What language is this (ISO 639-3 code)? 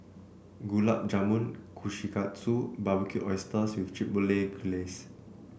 eng